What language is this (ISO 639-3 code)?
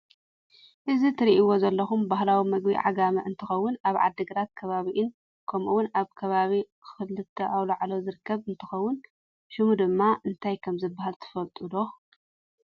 tir